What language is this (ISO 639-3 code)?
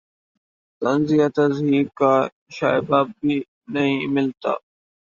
urd